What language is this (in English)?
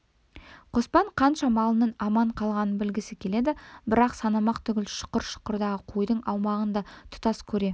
Kazakh